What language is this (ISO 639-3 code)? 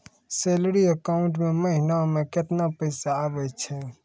mai